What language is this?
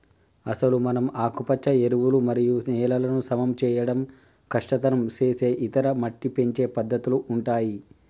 Telugu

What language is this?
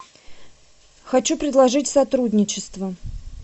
Russian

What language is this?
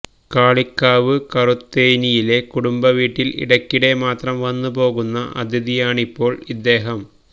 Malayalam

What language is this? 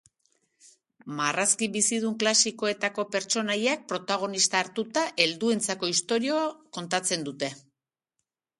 Basque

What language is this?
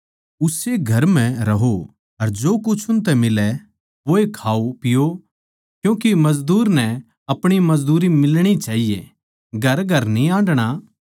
Haryanvi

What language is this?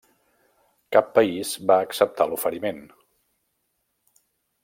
Catalan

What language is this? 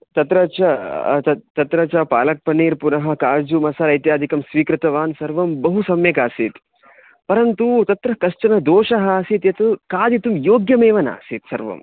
Sanskrit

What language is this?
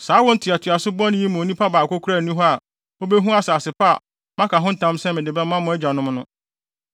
Akan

